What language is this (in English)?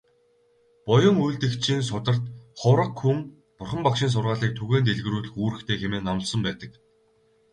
Mongolian